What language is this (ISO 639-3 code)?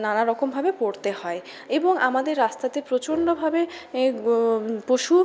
ben